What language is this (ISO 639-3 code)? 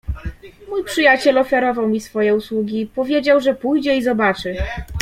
pol